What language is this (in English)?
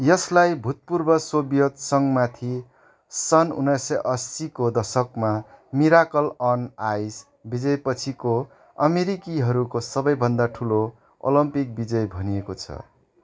Nepali